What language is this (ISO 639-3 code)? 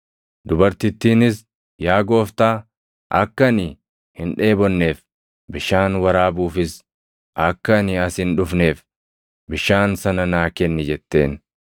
orm